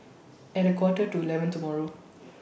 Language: English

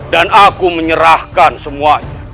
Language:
Indonesian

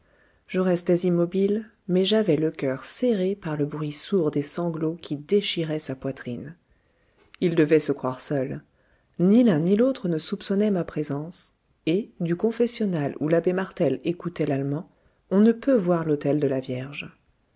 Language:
French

